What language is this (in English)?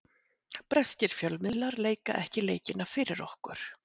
Icelandic